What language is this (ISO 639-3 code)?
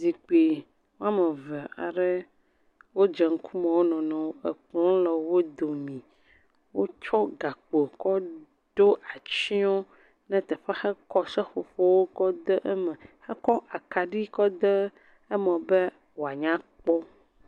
ewe